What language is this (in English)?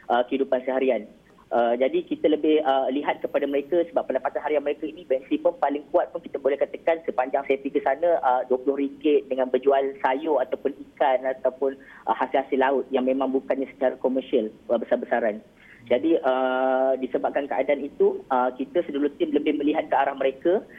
Malay